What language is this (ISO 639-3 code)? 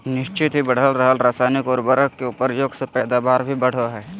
mag